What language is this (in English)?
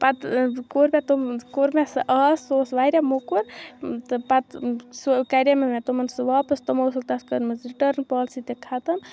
Kashmiri